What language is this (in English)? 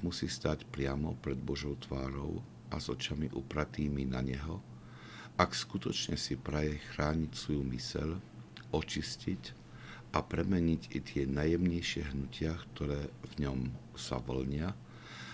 Slovak